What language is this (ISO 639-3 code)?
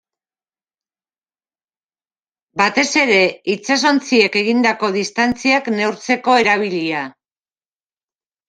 eus